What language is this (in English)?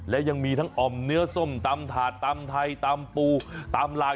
Thai